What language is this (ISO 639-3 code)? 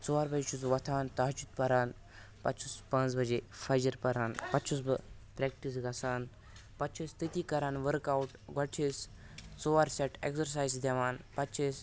kas